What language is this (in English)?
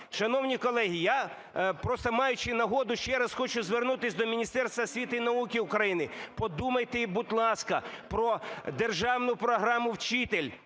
Ukrainian